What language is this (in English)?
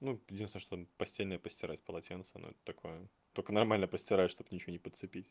Russian